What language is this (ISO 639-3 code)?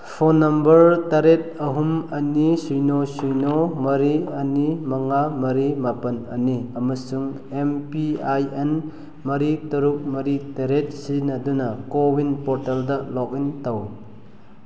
mni